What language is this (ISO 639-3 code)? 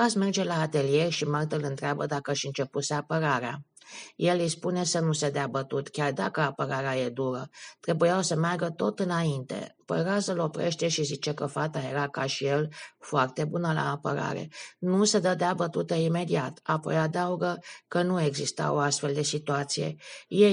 ron